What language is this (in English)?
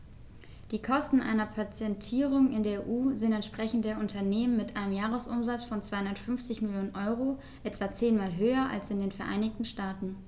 German